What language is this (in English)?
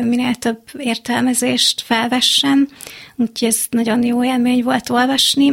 Hungarian